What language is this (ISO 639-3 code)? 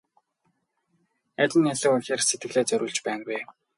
mon